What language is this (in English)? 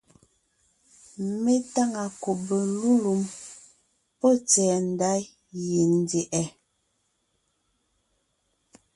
Ngiemboon